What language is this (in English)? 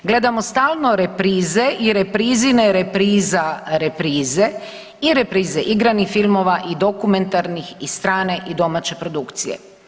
Croatian